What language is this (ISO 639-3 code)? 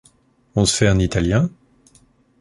fra